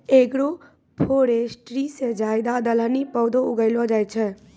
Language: Maithili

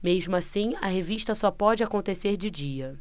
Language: Portuguese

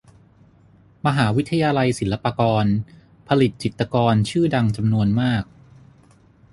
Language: Thai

